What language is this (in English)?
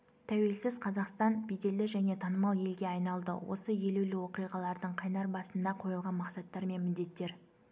Kazakh